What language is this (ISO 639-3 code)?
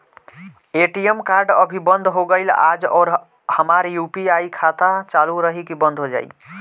bho